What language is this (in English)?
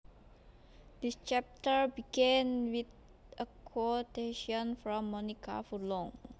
Javanese